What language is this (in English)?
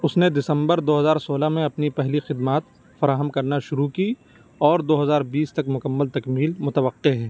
Urdu